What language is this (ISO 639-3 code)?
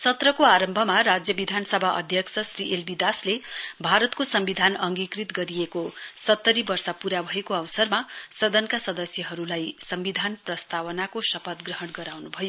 nep